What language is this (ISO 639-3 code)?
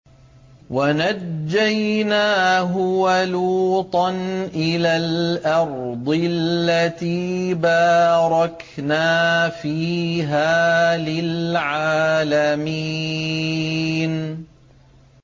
ara